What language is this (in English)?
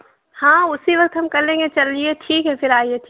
Urdu